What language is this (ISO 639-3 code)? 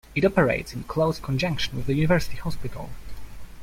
eng